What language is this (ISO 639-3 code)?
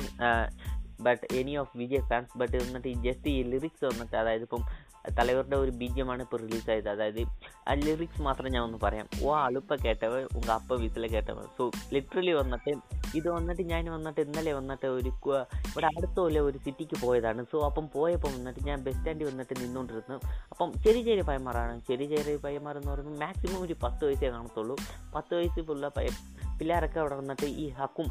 mal